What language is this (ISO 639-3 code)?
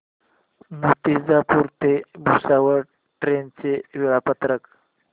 mar